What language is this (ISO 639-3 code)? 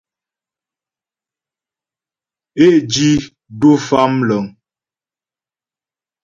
bbj